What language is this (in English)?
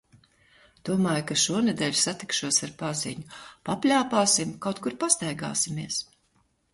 Latvian